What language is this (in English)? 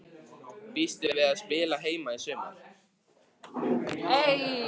Icelandic